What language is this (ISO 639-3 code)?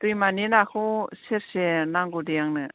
brx